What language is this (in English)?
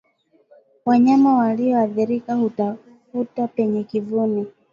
Swahili